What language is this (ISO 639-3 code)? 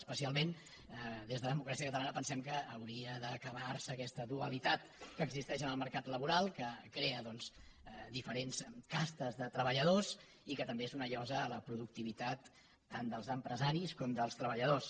cat